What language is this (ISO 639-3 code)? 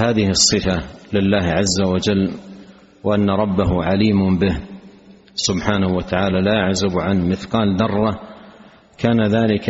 ara